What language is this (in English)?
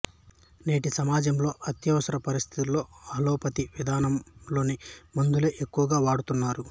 Telugu